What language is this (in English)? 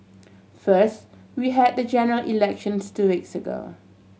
English